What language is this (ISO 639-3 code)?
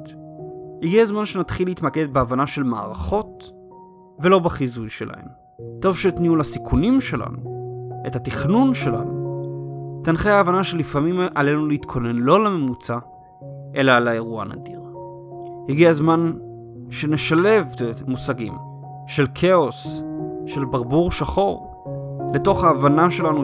heb